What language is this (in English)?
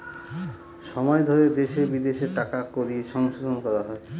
Bangla